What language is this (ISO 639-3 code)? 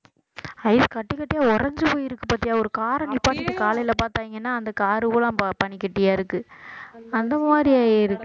tam